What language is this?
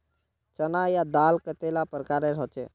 Magahi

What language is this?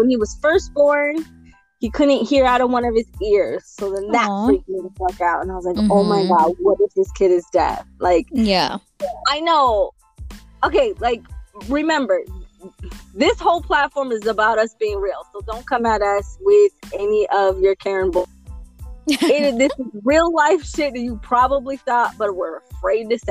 English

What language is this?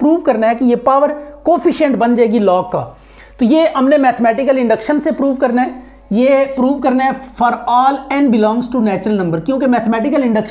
Hindi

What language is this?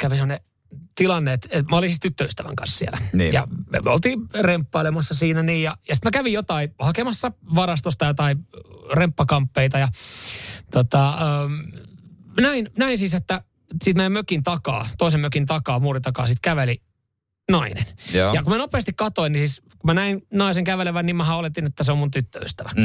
Finnish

